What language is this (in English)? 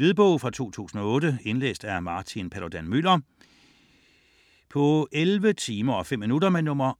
Danish